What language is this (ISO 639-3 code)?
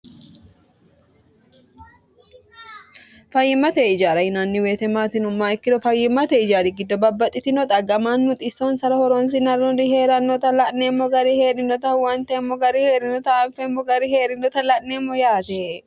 sid